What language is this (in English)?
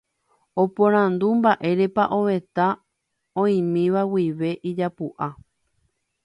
Guarani